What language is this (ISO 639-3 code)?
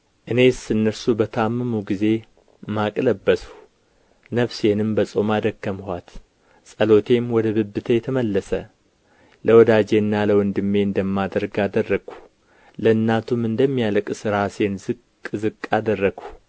amh